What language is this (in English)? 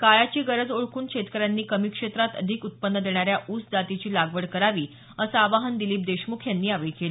Marathi